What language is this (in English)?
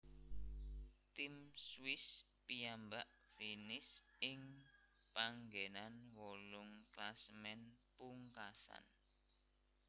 Javanese